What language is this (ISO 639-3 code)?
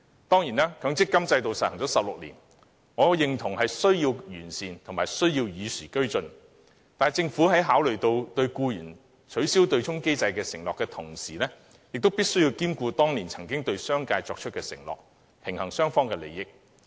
yue